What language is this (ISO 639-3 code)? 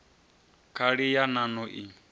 ven